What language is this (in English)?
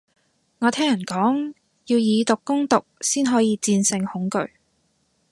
Cantonese